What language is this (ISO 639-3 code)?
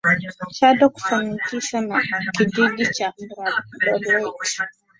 swa